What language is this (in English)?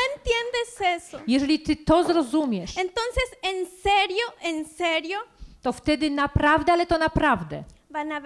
Polish